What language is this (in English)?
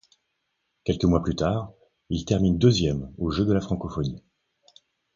French